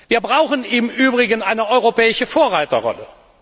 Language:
German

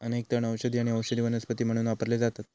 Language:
Marathi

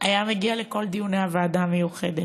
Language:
Hebrew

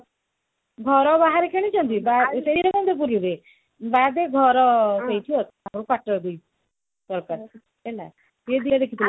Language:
Odia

